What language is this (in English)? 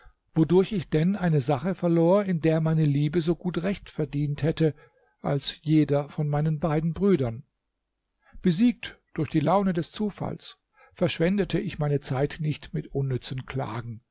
German